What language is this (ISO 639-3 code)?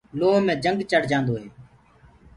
ggg